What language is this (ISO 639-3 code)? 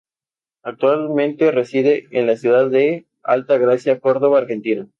spa